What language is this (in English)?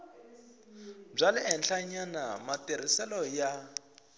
Tsonga